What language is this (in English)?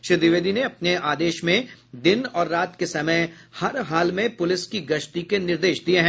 Hindi